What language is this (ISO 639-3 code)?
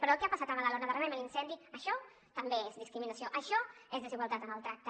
cat